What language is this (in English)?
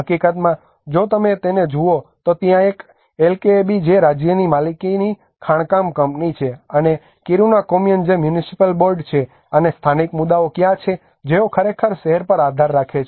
Gujarati